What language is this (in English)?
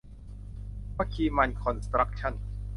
Thai